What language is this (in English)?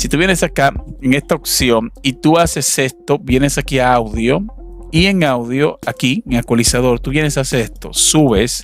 Spanish